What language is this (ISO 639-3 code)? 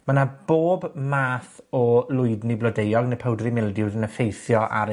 cym